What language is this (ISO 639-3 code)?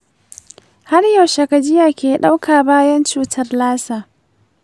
hau